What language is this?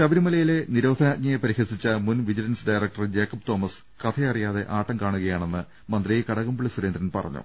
Malayalam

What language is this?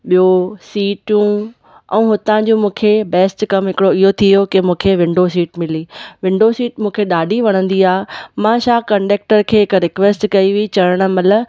Sindhi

